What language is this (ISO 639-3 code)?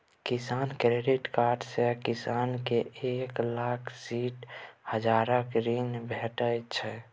mai